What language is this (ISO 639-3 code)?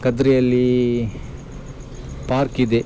kan